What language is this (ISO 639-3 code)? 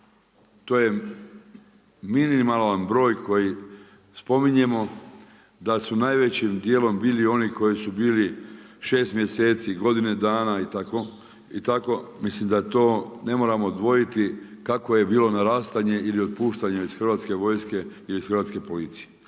hrv